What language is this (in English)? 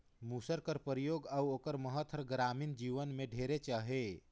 Chhattisgarhi